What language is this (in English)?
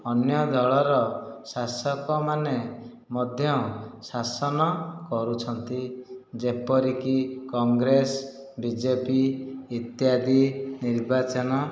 Odia